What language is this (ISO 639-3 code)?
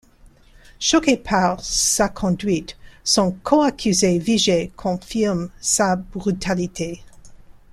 fra